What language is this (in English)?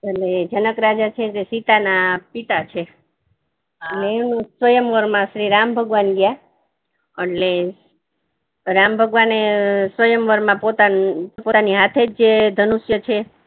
Gujarati